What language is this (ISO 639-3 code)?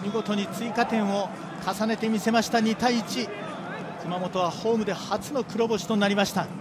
jpn